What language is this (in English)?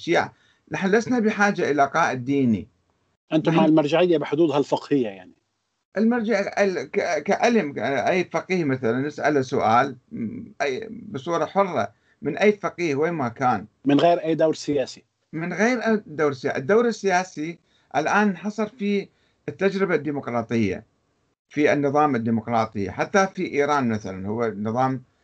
Arabic